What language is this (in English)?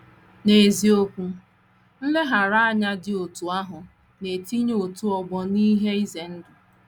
Igbo